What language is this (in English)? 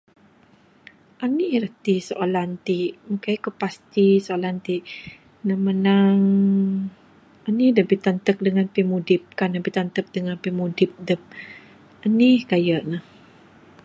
Bukar-Sadung Bidayuh